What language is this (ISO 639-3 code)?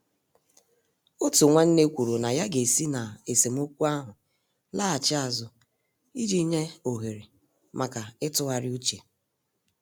ibo